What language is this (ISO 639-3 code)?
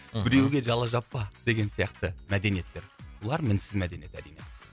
kaz